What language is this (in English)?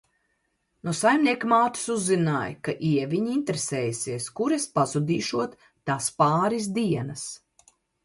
Latvian